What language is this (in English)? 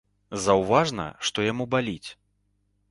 Belarusian